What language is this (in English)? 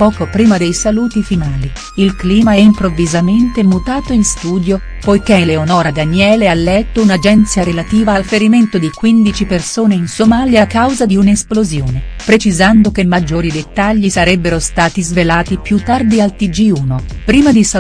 Italian